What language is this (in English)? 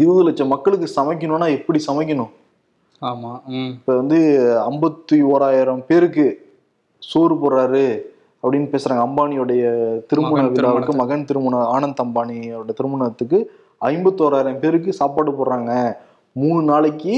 Tamil